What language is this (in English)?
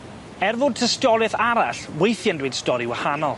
Welsh